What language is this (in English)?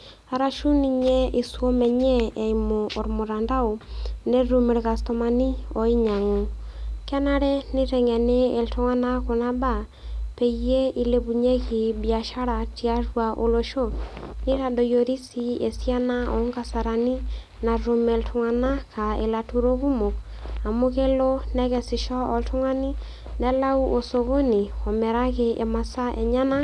Masai